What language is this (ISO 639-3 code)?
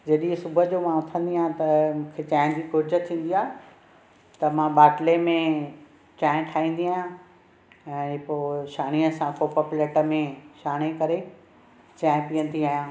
snd